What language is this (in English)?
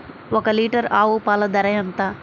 Telugu